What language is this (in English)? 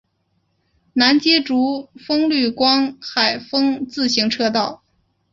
Chinese